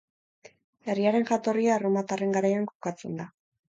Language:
Basque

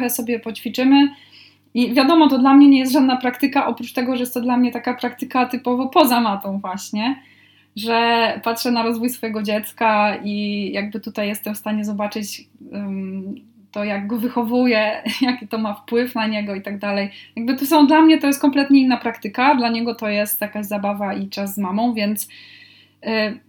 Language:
Polish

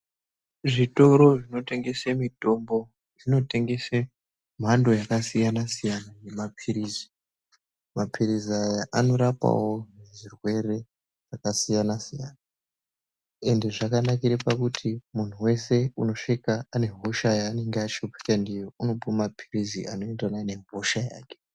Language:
Ndau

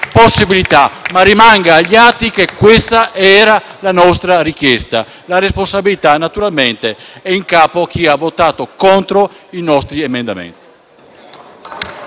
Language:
Italian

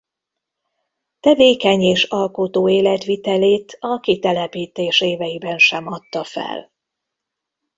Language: Hungarian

